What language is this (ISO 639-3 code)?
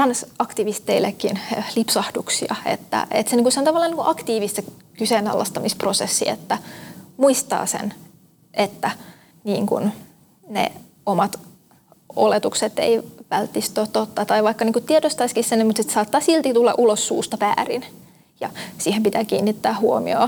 fin